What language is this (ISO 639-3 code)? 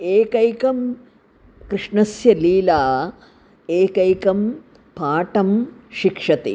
san